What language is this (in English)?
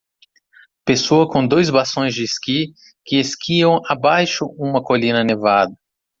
Portuguese